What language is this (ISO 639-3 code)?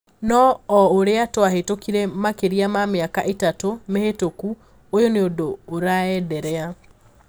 kik